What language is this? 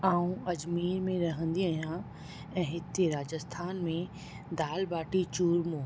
Sindhi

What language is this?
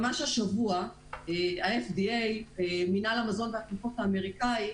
Hebrew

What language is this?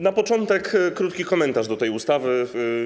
Polish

